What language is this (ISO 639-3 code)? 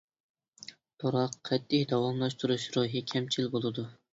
uig